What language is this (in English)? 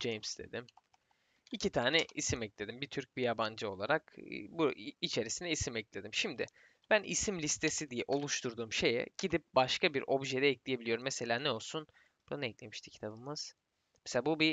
Turkish